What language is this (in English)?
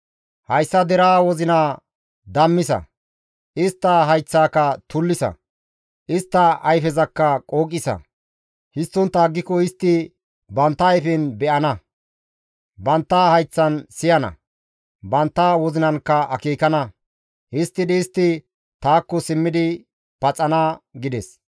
Gamo